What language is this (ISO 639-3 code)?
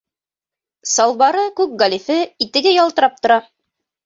bak